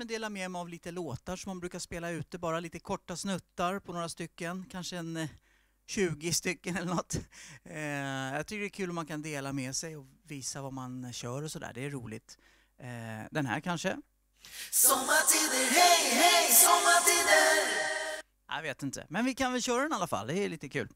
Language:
Swedish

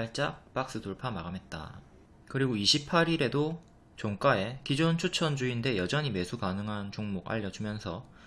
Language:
Korean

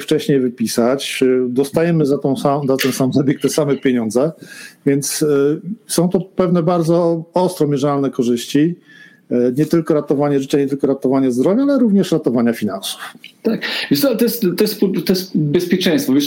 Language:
Polish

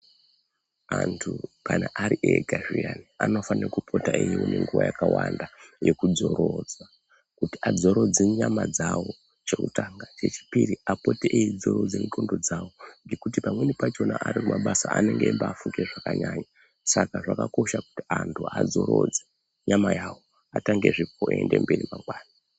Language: Ndau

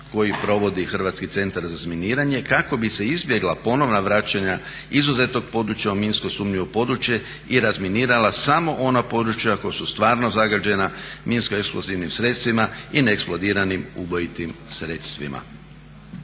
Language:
Croatian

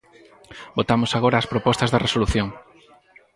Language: Galician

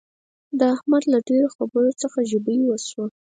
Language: Pashto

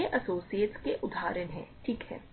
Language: Hindi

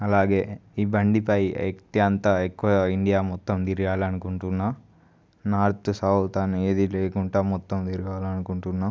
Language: Telugu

